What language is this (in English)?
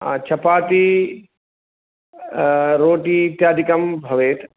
Sanskrit